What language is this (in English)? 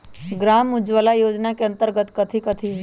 Magahi